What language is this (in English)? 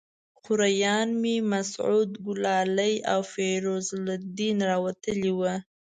Pashto